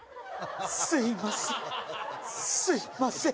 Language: Japanese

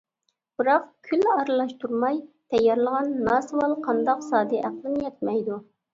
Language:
Uyghur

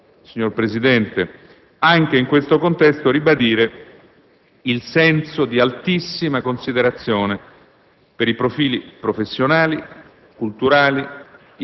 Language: Italian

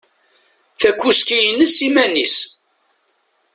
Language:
Kabyle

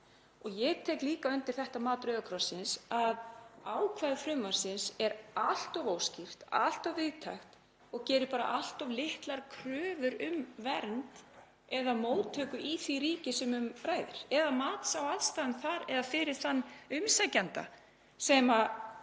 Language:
Icelandic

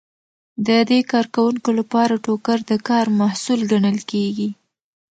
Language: Pashto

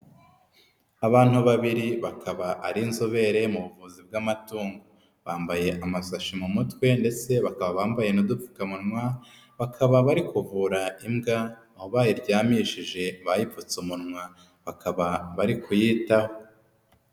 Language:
Kinyarwanda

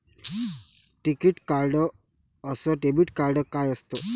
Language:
Marathi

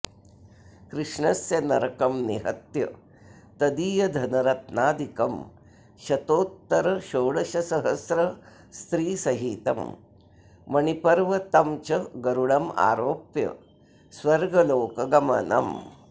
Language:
Sanskrit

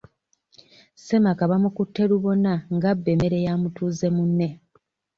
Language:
Ganda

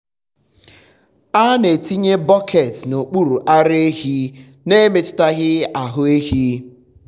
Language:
Igbo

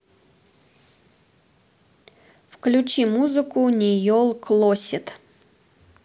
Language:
Russian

